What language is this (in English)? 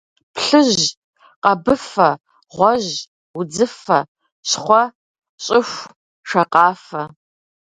Kabardian